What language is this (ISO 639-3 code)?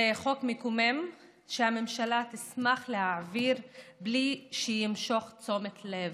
heb